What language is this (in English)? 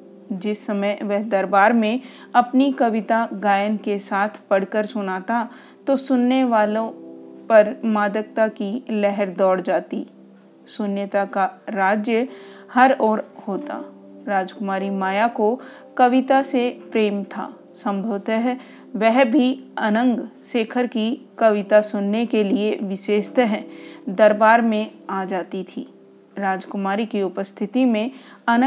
Hindi